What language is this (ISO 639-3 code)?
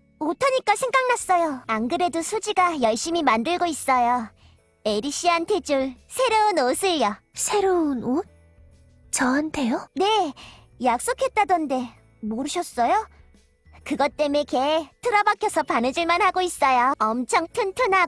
kor